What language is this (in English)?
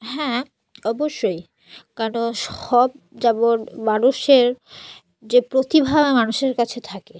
Bangla